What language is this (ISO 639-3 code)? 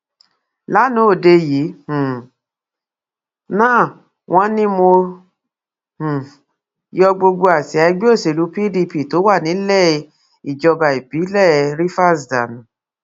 yor